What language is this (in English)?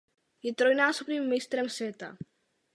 Czech